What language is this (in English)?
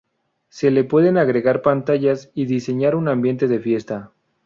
Spanish